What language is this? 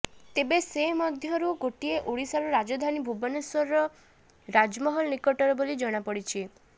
Odia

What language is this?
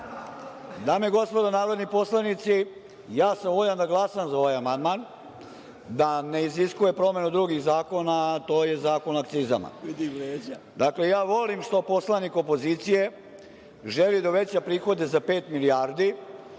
Serbian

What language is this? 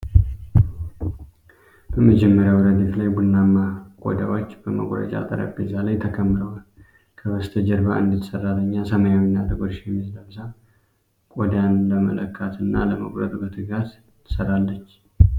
Amharic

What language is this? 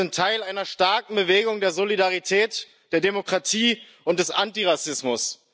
German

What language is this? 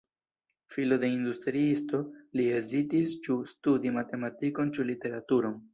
Esperanto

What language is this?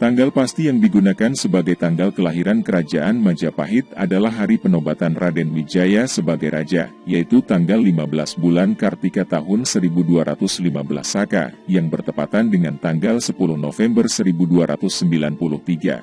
Indonesian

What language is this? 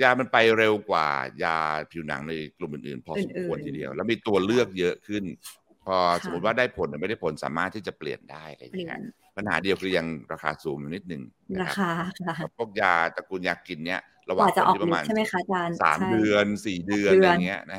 Thai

